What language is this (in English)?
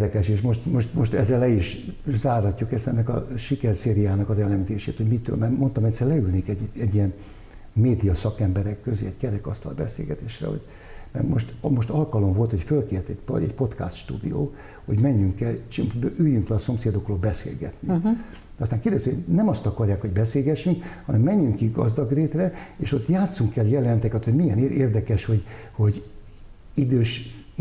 Hungarian